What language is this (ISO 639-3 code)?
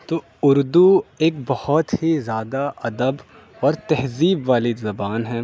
urd